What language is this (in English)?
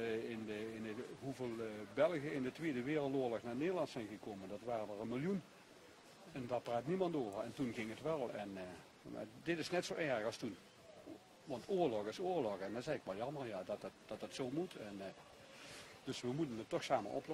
Dutch